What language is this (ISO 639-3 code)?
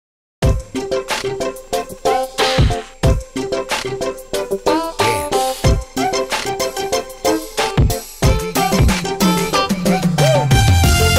ind